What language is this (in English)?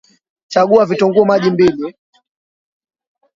Swahili